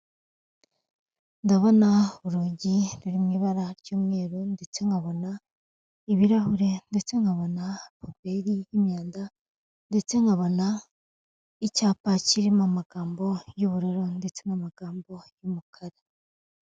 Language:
Kinyarwanda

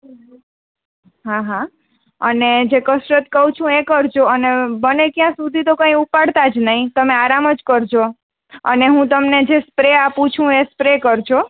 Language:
Gujarati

